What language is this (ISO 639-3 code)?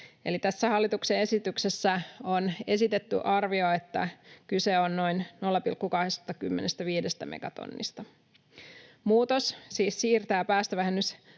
fin